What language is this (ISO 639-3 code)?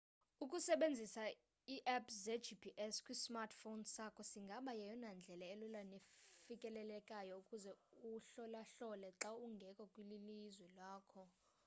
xho